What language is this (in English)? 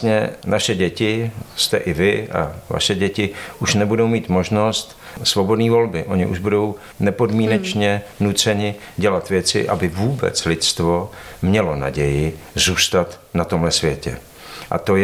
Czech